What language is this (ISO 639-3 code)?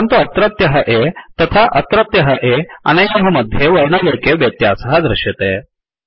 san